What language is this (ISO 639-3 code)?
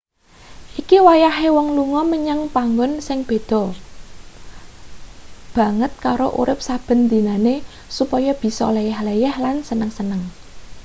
jav